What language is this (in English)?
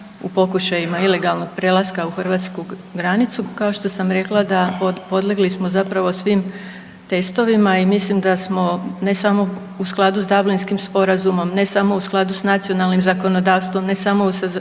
Croatian